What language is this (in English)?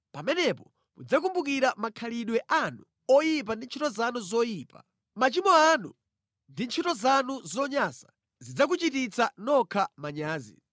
Nyanja